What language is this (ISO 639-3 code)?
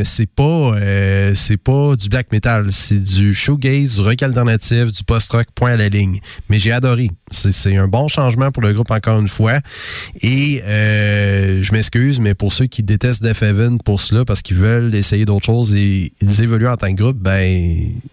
fra